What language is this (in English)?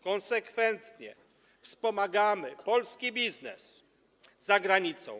Polish